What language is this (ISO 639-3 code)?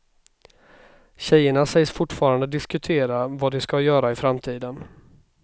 swe